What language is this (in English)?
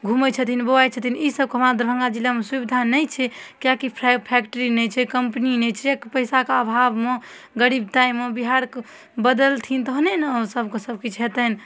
Maithili